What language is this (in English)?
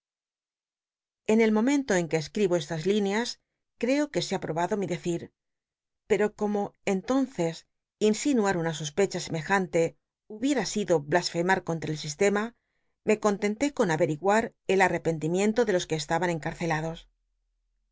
Spanish